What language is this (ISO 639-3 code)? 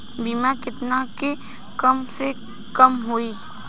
bho